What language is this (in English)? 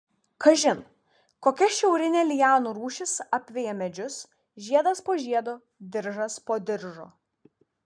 Lithuanian